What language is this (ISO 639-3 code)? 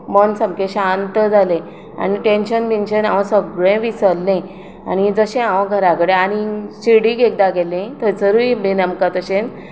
kok